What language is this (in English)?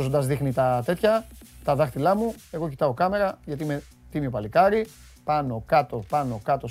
Greek